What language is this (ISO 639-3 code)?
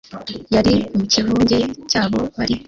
kin